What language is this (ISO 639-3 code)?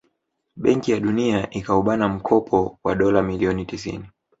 swa